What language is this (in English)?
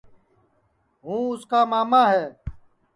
Sansi